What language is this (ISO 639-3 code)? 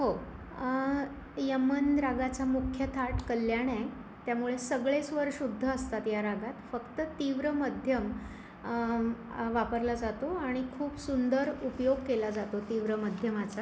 mar